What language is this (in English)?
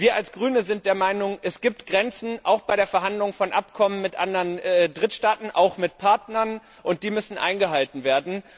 German